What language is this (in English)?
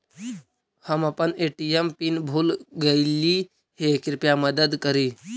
Magahi